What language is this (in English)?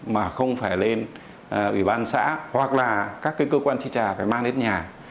Vietnamese